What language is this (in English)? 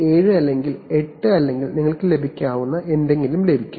Malayalam